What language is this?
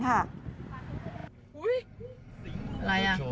Thai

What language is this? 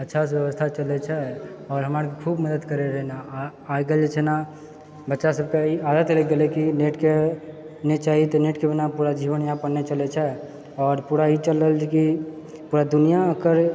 Maithili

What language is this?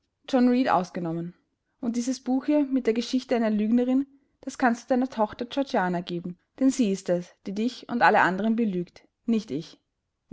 German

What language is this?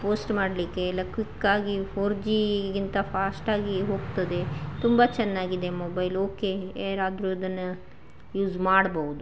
Kannada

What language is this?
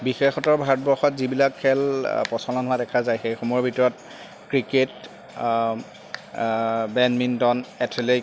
Assamese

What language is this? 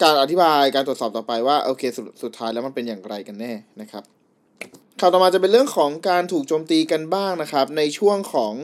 Thai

